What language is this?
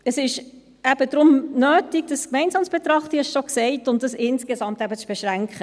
Swiss German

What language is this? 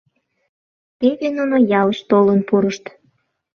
Mari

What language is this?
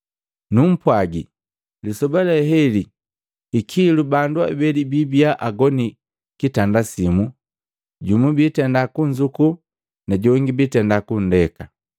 Matengo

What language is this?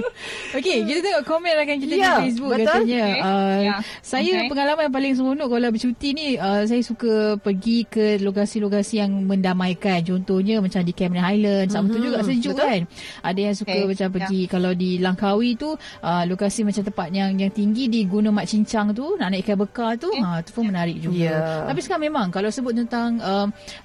Malay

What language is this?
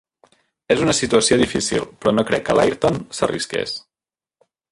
Catalan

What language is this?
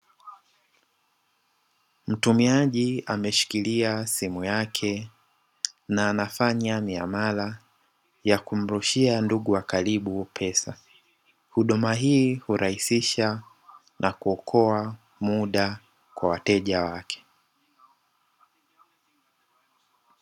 Swahili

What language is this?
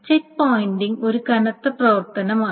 Malayalam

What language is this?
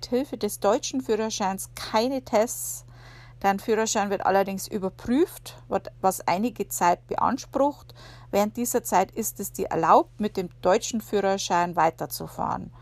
German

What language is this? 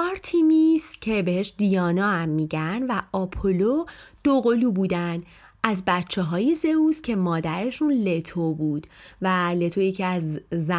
Persian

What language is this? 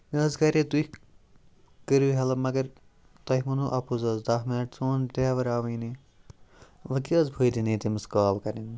Kashmiri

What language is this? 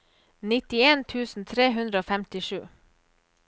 Norwegian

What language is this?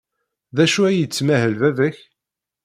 Kabyle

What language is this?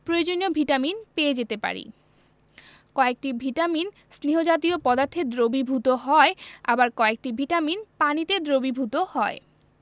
Bangla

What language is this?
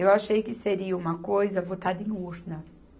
Portuguese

